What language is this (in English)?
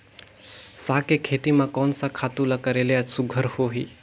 Chhattisgarhi